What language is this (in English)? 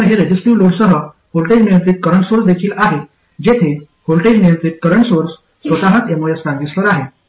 Marathi